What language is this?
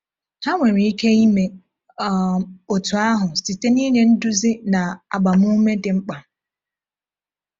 Igbo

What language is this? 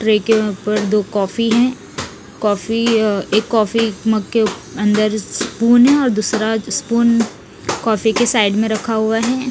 Hindi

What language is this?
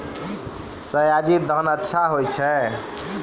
Maithili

